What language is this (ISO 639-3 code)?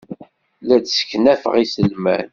kab